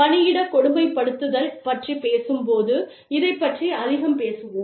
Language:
Tamil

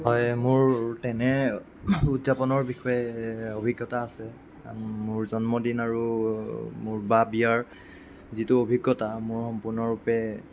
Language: Assamese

